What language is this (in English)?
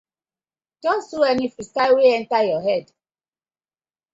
Nigerian Pidgin